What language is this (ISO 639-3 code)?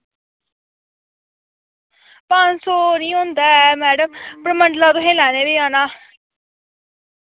doi